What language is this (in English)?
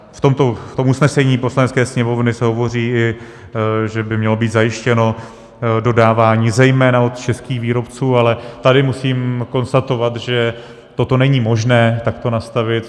Czech